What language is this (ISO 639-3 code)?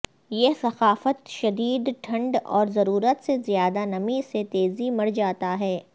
urd